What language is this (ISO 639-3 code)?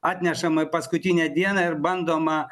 lit